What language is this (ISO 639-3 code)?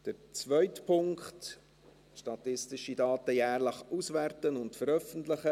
gsw